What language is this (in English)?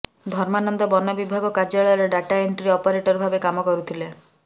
Odia